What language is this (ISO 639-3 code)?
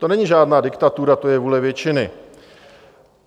ces